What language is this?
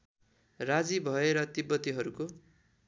Nepali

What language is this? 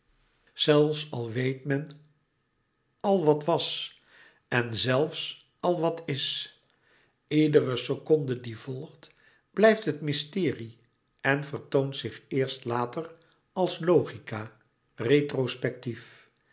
Dutch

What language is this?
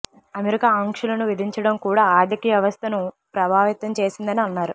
Telugu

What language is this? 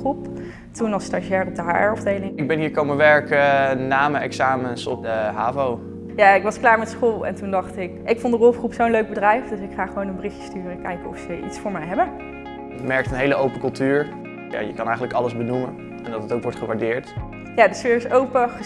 Dutch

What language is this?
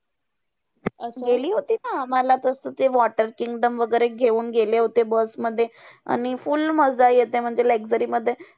Marathi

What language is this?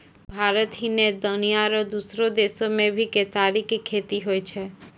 Maithili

